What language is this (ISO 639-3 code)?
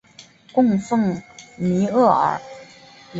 zho